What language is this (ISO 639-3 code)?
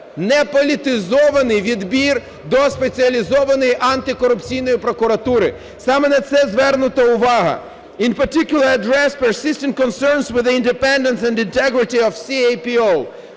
ukr